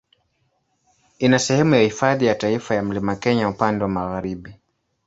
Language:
Swahili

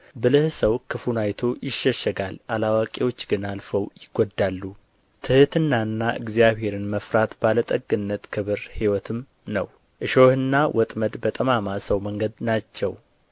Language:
Amharic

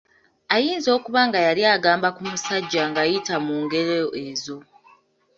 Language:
Ganda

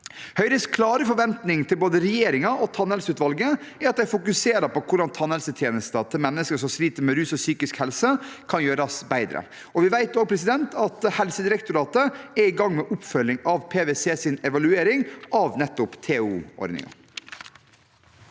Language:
Norwegian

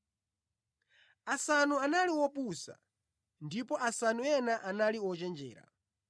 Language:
Nyanja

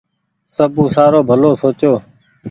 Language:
Goaria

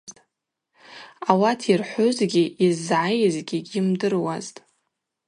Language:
Abaza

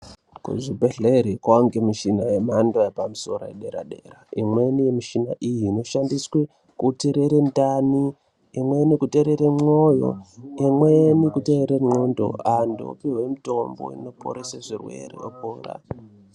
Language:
Ndau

